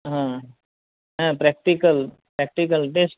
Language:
Gujarati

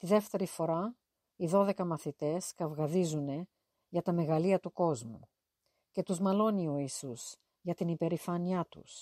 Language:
Greek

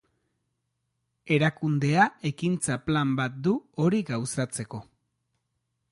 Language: Basque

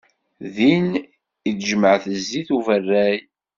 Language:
Kabyle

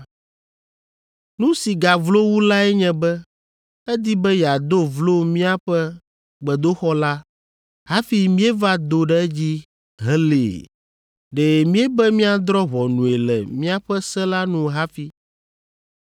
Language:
Ewe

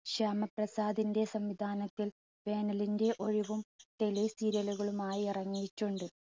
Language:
Malayalam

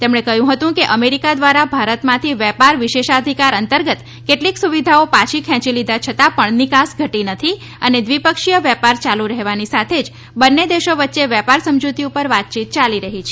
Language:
Gujarati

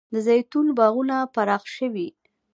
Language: Pashto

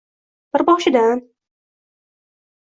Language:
Uzbek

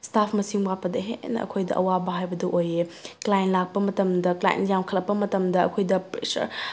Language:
Manipuri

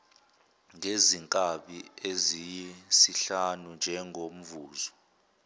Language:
Zulu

